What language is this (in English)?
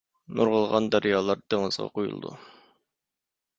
Uyghur